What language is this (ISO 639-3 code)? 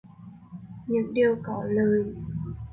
vie